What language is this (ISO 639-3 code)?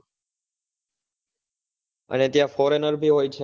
guj